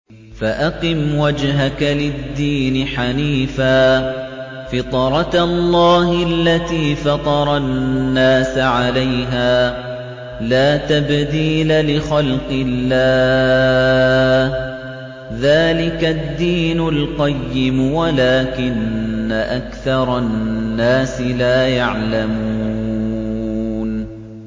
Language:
Arabic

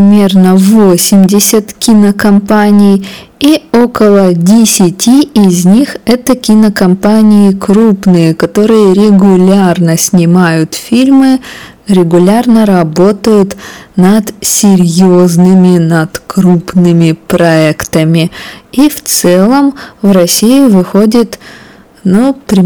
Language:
Russian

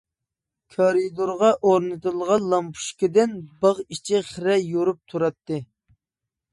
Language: Uyghur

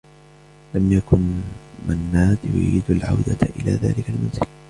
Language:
Arabic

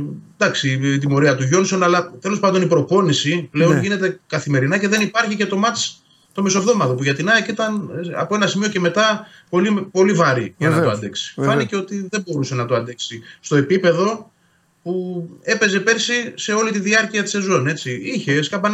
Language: Greek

